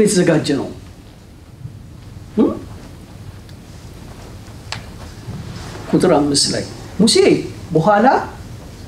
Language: Arabic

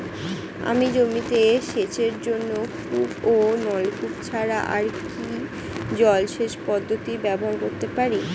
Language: Bangla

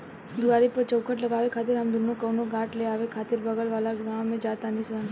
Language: Bhojpuri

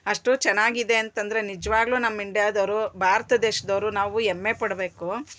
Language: Kannada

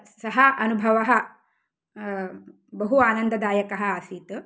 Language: Sanskrit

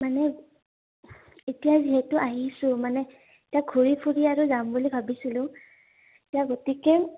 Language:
Assamese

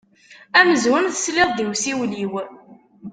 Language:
Kabyle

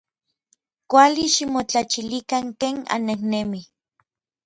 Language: Orizaba Nahuatl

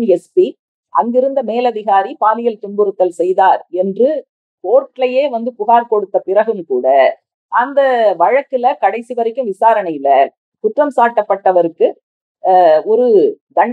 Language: Italian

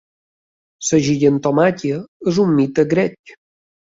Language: Catalan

